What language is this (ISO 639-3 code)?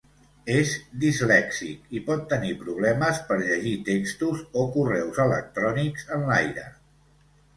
cat